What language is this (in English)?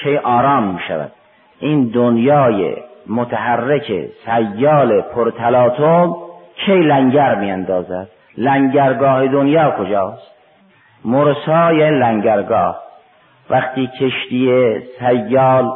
Persian